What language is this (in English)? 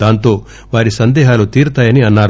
Telugu